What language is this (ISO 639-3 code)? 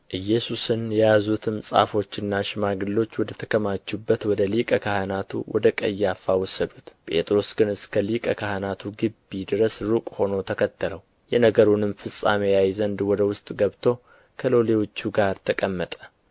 amh